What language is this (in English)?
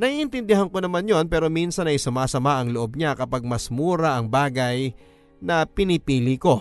Filipino